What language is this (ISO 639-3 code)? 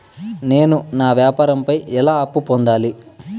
tel